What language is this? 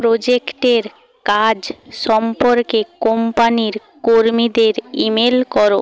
Bangla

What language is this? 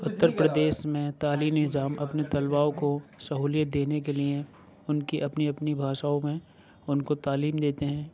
Urdu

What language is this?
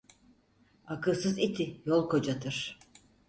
Turkish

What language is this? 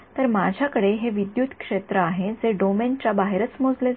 Marathi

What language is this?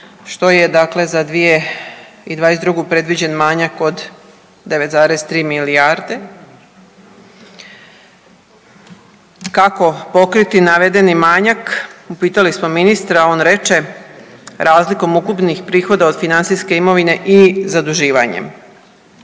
Croatian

